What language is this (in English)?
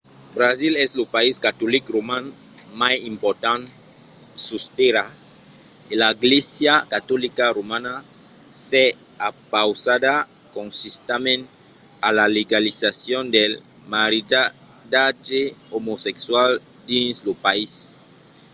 Occitan